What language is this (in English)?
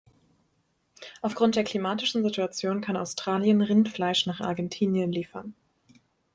German